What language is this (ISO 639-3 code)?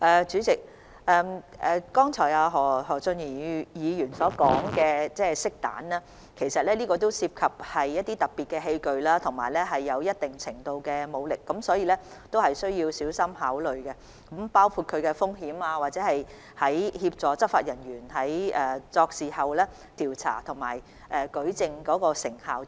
yue